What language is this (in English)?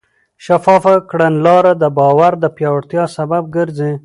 Pashto